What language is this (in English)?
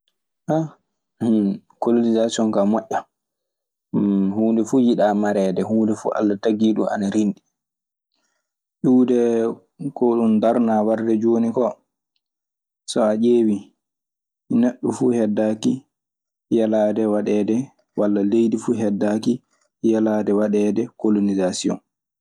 Maasina Fulfulde